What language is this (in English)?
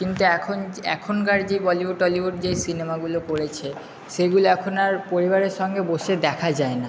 Bangla